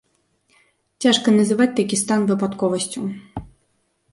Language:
Belarusian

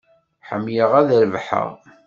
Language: Kabyle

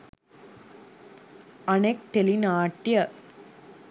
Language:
Sinhala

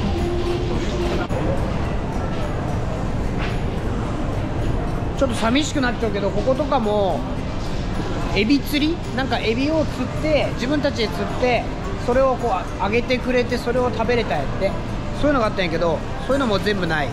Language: Japanese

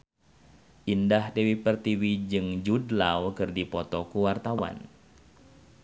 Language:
Sundanese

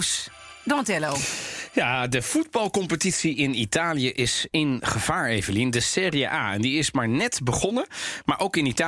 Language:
Dutch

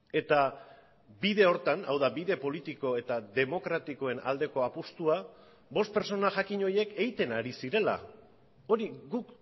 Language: Basque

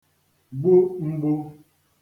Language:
Igbo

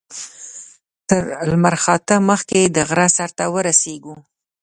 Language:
Pashto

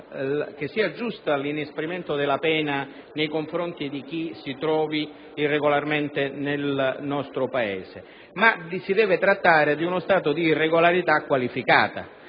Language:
Italian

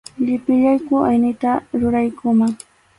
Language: Arequipa-La Unión Quechua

